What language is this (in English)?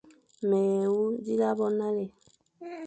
Fang